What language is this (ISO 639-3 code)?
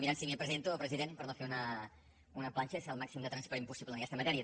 cat